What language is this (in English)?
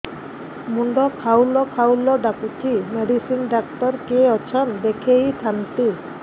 Odia